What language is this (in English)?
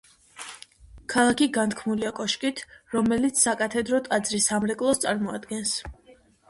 Georgian